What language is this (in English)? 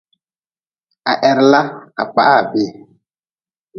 Nawdm